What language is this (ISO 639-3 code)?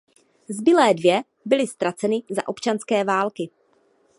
ces